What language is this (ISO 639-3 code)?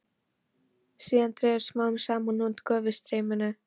isl